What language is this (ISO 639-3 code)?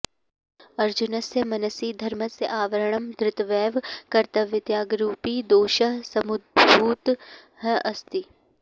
san